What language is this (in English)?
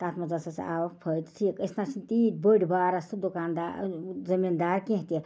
Kashmiri